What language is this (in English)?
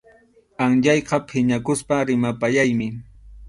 Arequipa-La Unión Quechua